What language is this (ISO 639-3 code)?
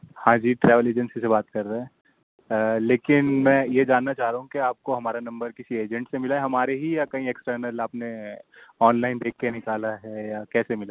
urd